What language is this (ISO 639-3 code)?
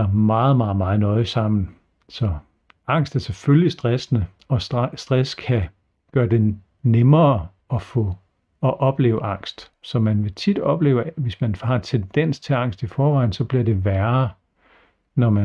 dan